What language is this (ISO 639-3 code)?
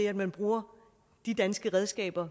dan